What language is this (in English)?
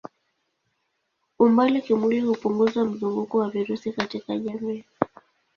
Swahili